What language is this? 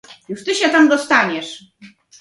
Polish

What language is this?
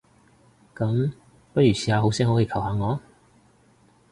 Cantonese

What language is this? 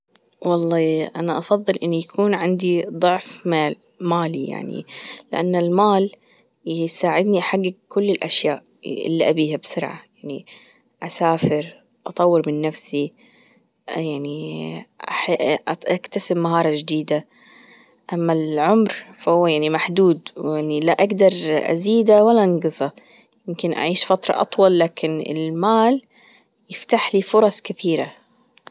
Gulf Arabic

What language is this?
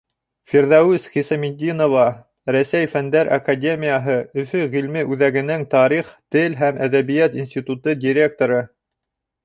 Bashkir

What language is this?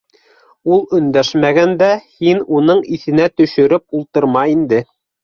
Bashkir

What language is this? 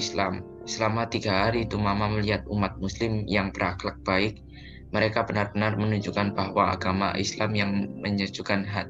Indonesian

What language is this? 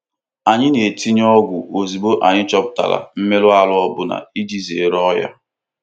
Igbo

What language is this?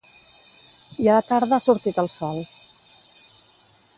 Catalan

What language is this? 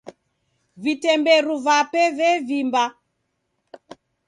Taita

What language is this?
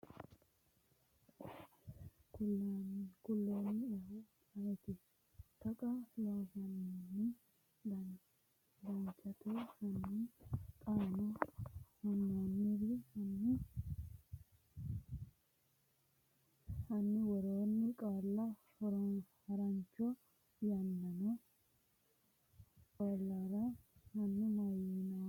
Sidamo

